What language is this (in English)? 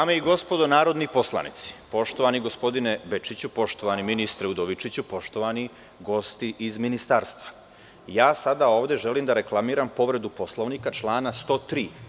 Serbian